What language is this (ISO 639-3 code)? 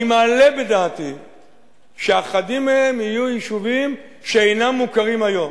heb